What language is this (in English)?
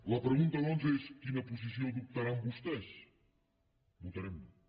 Catalan